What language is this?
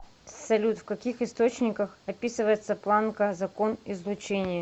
Russian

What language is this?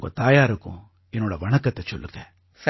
Tamil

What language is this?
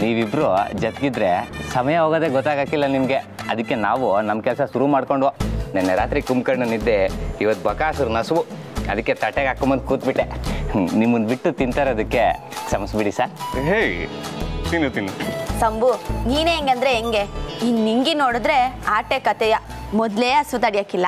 Kannada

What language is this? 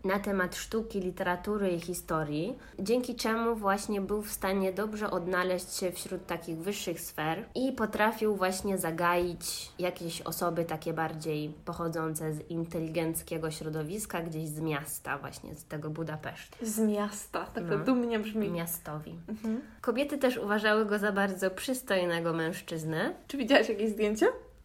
Polish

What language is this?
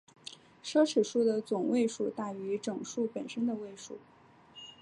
Chinese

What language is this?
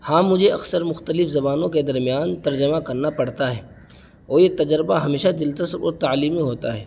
Urdu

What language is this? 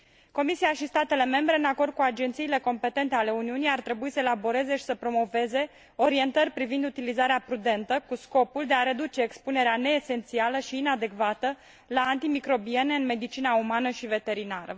Romanian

